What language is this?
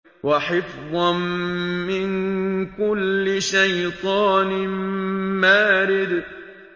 Arabic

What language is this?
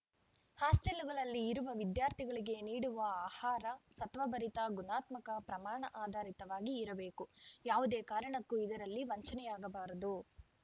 Kannada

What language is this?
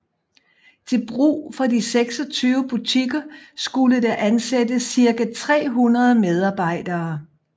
Danish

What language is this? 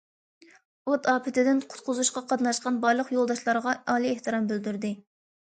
Uyghur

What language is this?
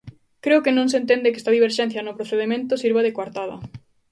Galician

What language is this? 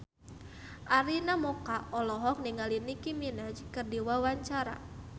Sundanese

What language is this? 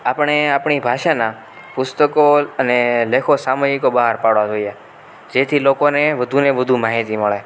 Gujarati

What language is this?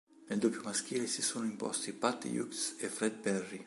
Italian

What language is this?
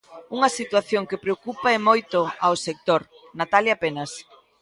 Galician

